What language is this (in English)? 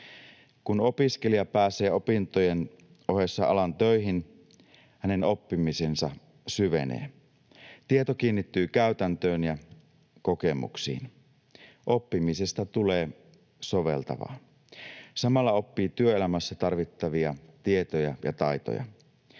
Finnish